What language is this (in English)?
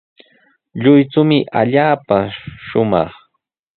Sihuas Ancash Quechua